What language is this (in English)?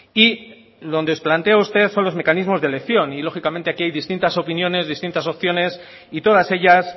Spanish